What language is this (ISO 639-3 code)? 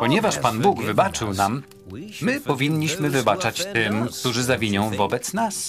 pol